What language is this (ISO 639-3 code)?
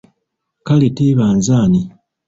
lug